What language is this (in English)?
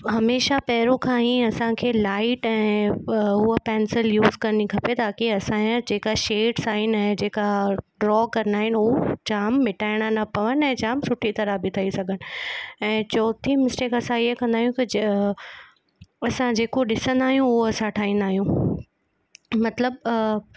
Sindhi